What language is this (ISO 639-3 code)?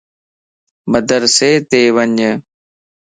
lss